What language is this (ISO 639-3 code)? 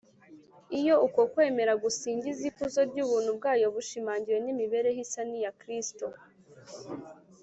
kin